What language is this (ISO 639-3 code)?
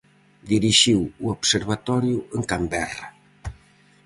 glg